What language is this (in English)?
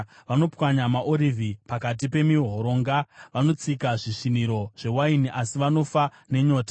Shona